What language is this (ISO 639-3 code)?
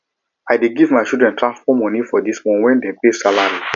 pcm